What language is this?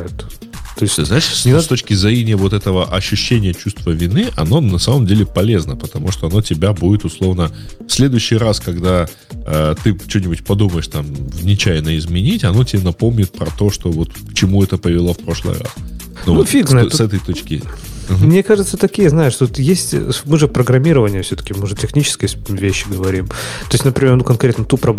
Russian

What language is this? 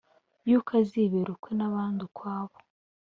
Kinyarwanda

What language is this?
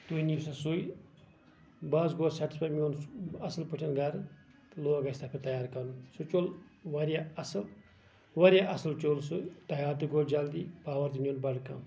Kashmiri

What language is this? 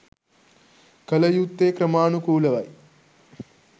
Sinhala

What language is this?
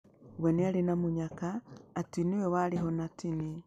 Kikuyu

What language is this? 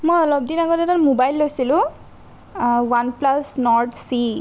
Assamese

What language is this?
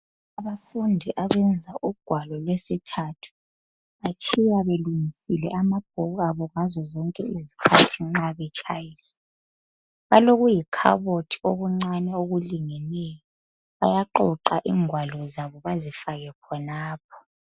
North Ndebele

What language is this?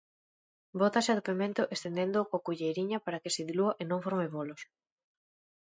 Galician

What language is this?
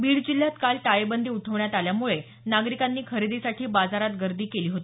Marathi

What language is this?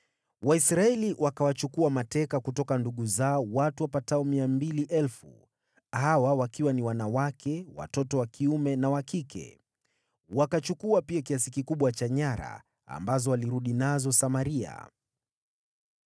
Swahili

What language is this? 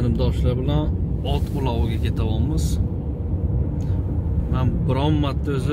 Turkish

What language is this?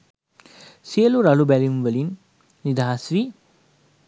Sinhala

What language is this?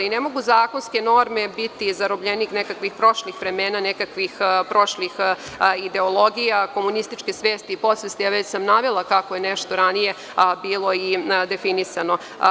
Serbian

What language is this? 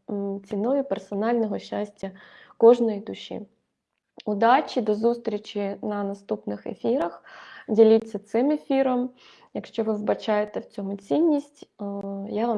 Ukrainian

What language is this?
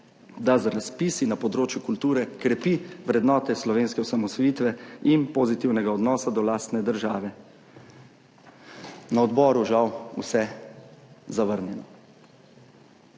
Slovenian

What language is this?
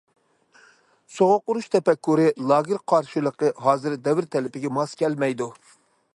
Uyghur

